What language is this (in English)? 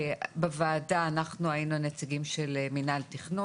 Hebrew